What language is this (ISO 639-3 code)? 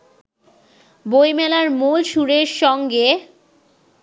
ben